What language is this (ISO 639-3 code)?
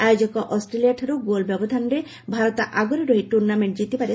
ori